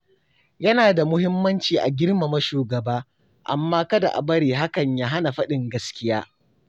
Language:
Hausa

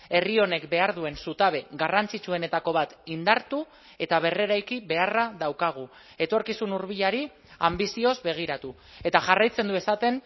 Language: Basque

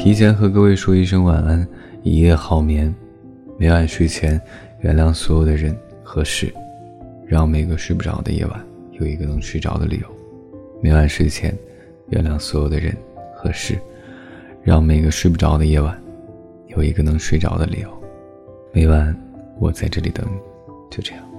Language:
Chinese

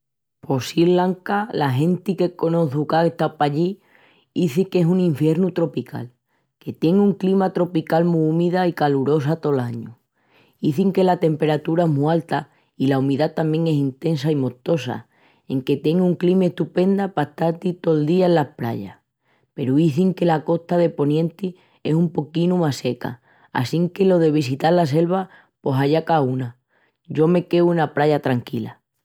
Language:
Extremaduran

